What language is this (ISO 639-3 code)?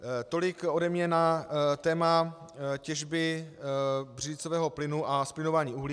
ces